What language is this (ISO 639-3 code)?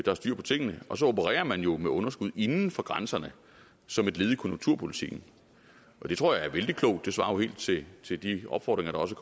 dan